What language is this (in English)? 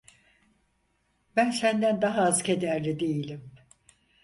Turkish